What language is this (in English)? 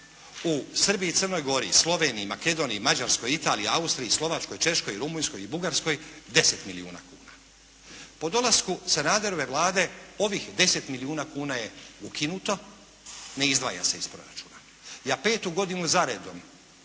Croatian